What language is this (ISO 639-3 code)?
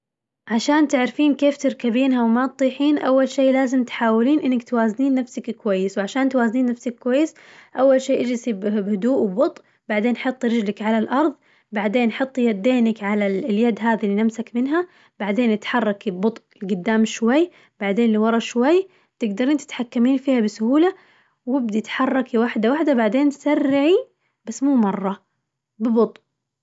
ars